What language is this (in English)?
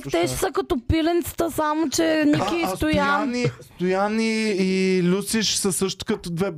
Bulgarian